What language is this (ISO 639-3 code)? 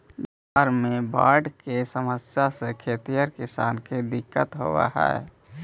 mag